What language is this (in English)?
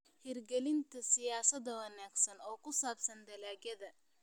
Somali